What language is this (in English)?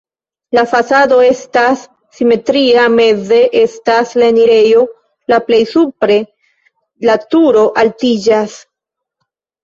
Esperanto